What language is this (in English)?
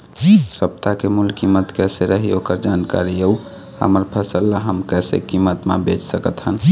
Chhattisgarhi